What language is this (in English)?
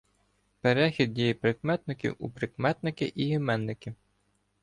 Ukrainian